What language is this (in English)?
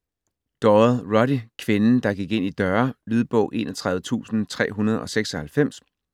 Danish